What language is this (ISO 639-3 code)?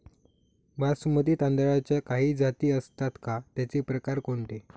mar